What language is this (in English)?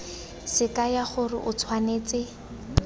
Tswana